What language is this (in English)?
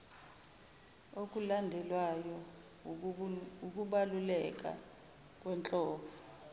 Zulu